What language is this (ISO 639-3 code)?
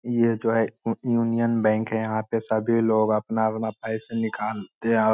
mag